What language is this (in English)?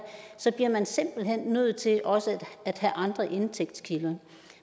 Danish